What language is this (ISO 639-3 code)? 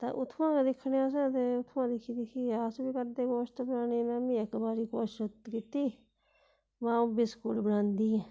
doi